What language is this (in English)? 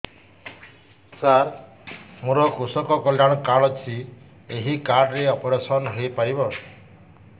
Odia